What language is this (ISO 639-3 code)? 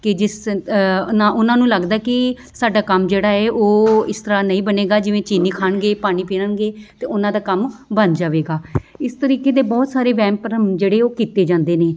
pan